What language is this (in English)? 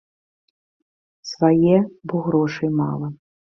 Belarusian